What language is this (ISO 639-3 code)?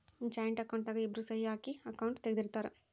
kan